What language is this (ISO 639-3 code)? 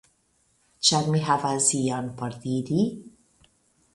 epo